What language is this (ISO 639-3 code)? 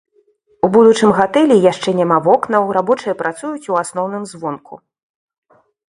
bel